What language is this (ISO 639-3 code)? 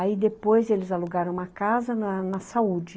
por